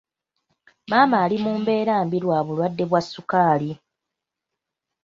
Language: Ganda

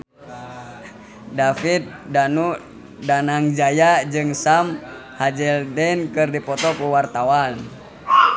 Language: Sundanese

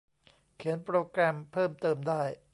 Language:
Thai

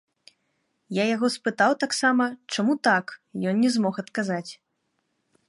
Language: Belarusian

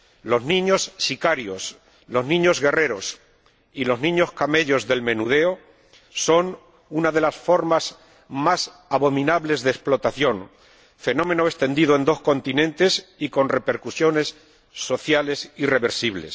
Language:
Spanish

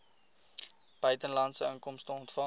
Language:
Afrikaans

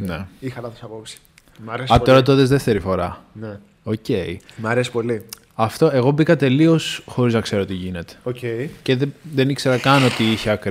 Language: Greek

